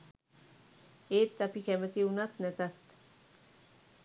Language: Sinhala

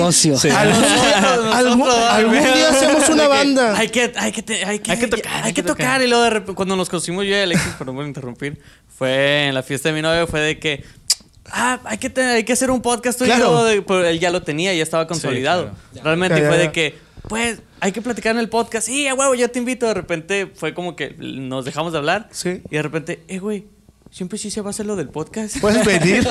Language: Spanish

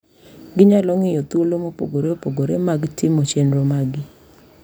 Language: Luo (Kenya and Tanzania)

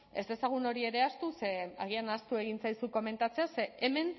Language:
Basque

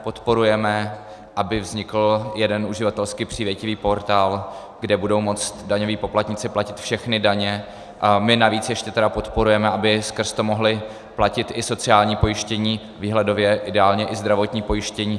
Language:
Czech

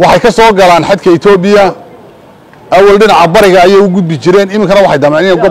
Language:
Arabic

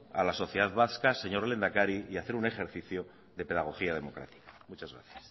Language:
Spanish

